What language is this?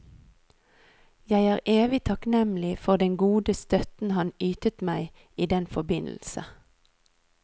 Norwegian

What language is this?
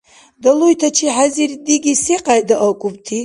Dargwa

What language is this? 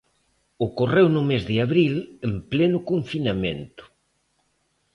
Galician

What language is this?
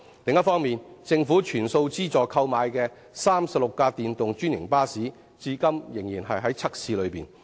Cantonese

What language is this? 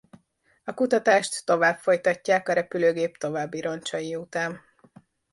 Hungarian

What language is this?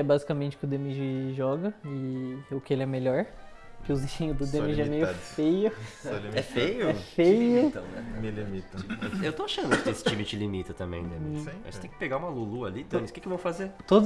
Portuguese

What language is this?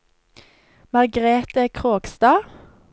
Norwegian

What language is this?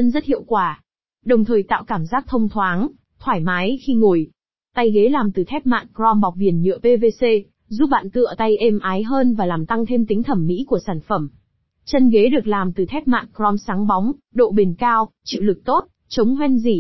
Vietnamese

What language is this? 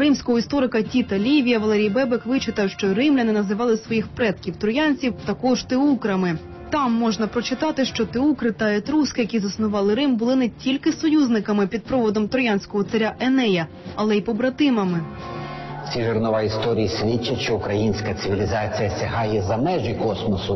Ukrainian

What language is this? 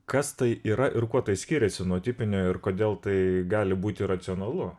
Lithuanian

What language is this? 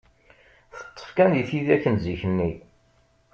Kabyle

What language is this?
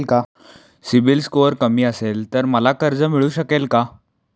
Marathi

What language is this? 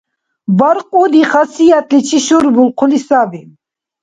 Dargwa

